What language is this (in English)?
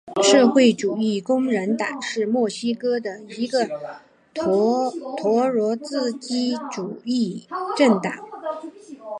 Chinese